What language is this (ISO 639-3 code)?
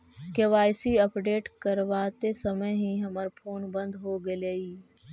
mag